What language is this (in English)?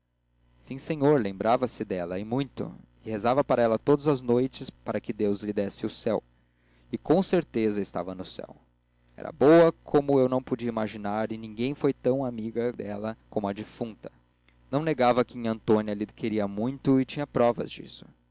Portuguese